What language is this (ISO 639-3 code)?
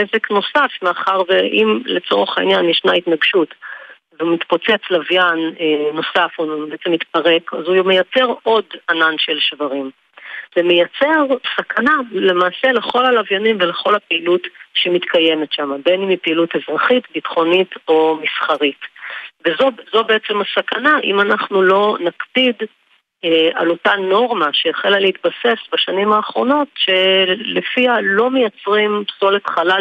heb